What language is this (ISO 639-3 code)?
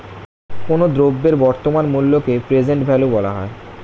ben